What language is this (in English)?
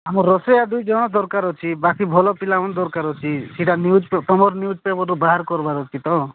Odia